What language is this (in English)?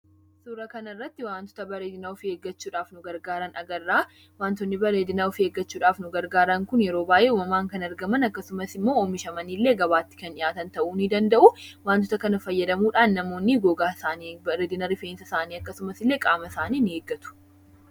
Oromo